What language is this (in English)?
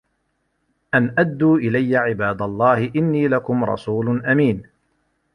Arabic